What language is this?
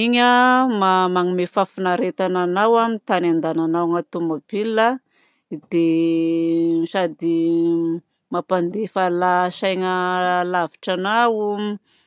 Southern Betsimisaraka Malagasy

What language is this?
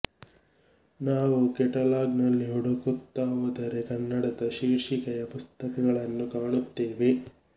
Kannada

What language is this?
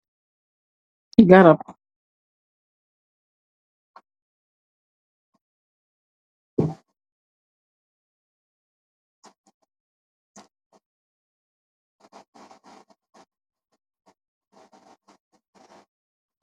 Wolof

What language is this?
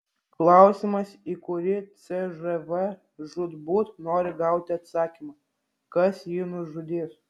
Lithuanian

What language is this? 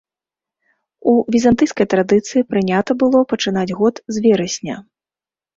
Belarusian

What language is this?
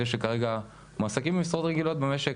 Hebrew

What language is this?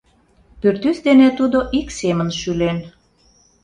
Mari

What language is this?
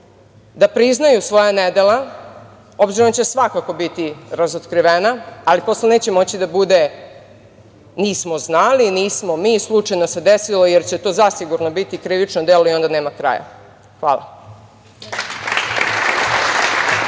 Serbian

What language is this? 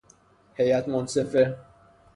Persian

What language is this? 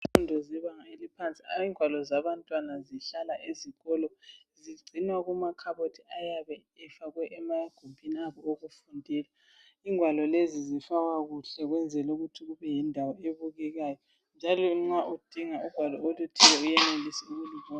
North Ndebele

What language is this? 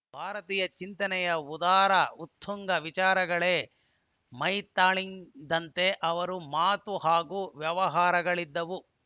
Kannada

